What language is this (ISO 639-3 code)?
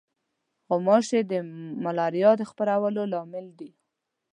pus